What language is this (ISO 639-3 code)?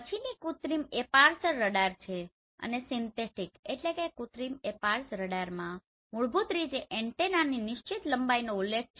guj